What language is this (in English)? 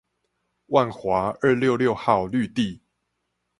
Chinese